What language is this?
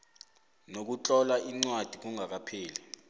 South Ndebele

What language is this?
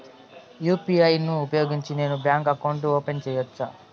Telugu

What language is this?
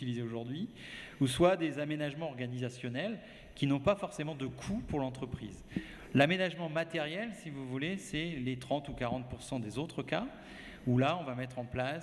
French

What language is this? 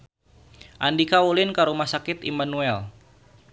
Sundanese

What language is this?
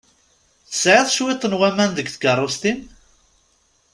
Kabyle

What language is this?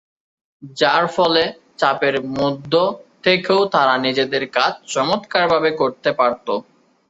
Bangla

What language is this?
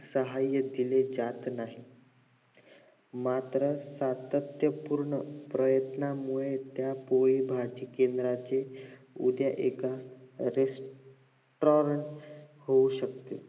Marathi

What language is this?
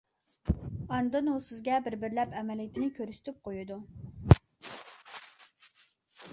Uyghur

